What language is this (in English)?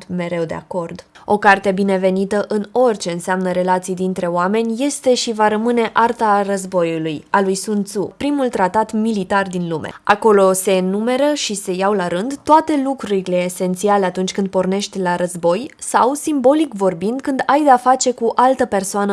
Romanian